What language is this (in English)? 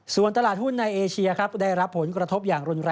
Thai